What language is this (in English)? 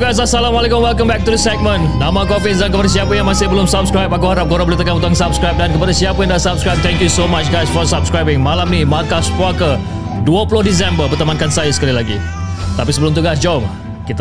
Malay